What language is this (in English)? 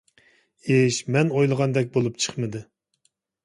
Uyghur